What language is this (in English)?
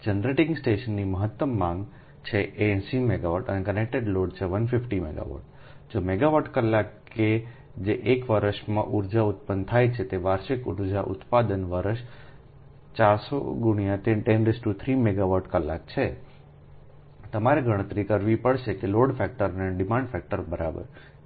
Gujarati